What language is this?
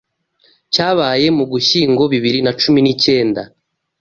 Kinyarwanda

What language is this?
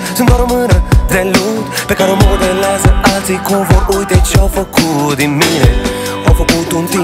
Romanian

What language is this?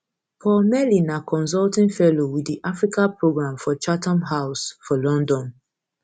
Nigerian Pidgin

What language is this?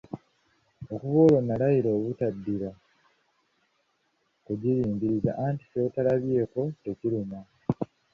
Ganda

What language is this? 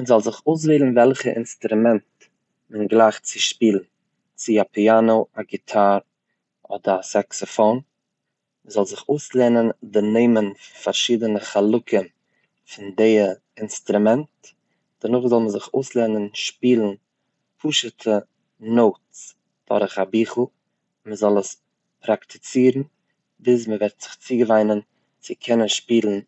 Yiddish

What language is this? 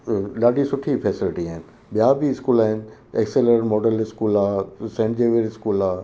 Sindhi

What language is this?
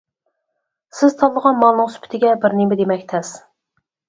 Uyghur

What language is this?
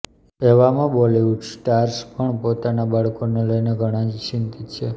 Gujarati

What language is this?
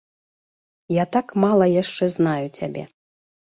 Belarusian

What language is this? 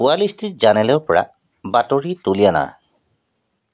Assamese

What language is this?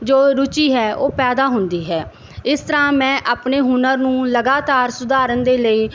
Punjabi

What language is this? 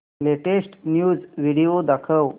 Marathi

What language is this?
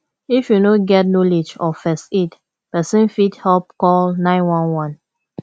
Nigerian Pidgin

